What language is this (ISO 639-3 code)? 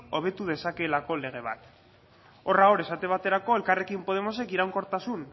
eus